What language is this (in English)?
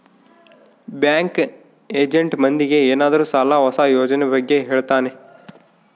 Kannada